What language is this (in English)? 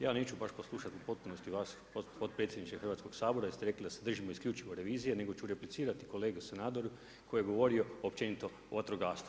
Croatian